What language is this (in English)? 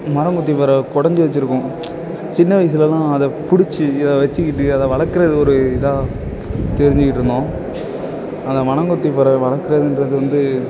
Tamil